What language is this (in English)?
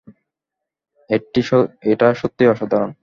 Bangla